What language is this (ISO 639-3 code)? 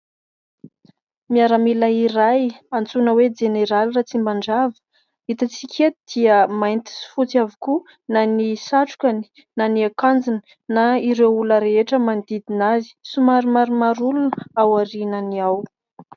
mlg